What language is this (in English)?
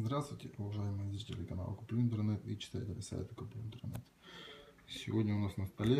Russian